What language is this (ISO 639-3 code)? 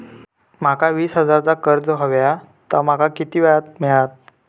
mar